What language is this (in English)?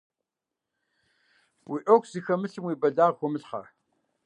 Kabardian